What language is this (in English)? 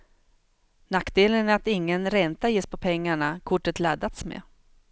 Swedish